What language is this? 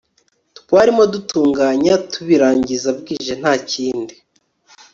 Kinyarwanda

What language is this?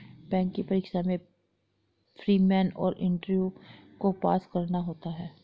Hindi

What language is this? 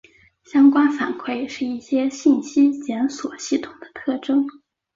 Chinese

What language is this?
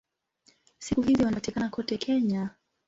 Swahili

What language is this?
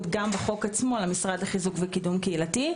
Hebrew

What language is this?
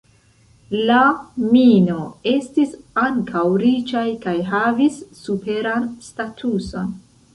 Esperanto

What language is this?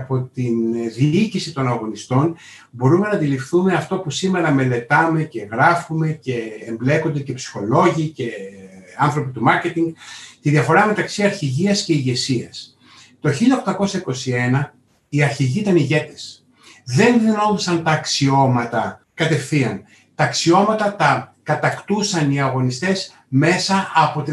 Greek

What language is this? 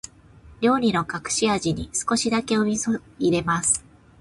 Japanese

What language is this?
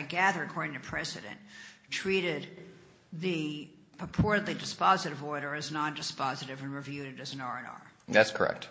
English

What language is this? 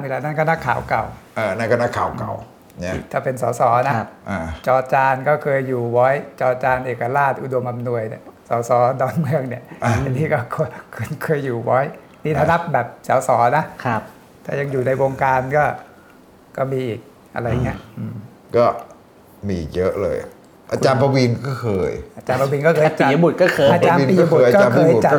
Thai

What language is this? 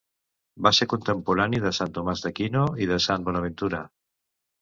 Catalan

